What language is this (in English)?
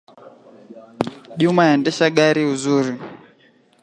Swahili